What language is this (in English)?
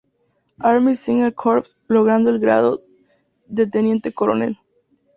Spanish